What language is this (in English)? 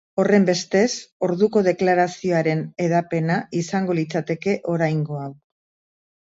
Basque